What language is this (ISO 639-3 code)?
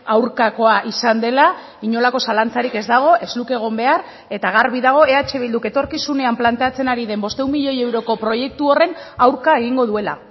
eus